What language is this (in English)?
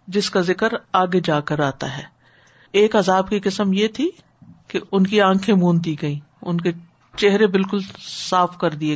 Urdu